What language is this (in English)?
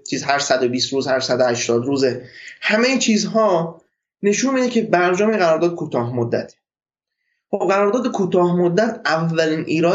Persian